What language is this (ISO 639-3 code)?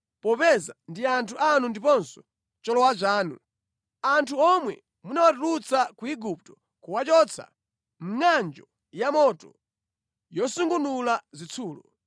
nya